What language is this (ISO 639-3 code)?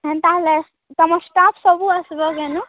ori